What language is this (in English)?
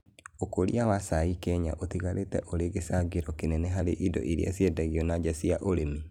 Kikuyu